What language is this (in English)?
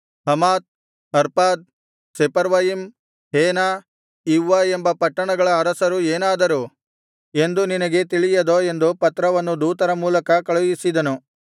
Kannada